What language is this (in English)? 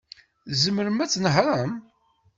Kabyle